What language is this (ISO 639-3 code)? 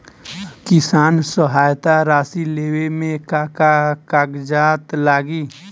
bho